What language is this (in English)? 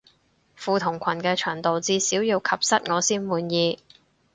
Cantonese